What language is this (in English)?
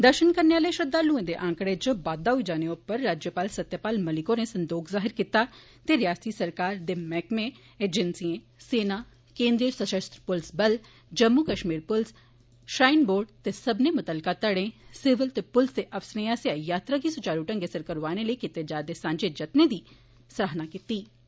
Dogri